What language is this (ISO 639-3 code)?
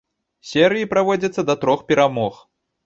bel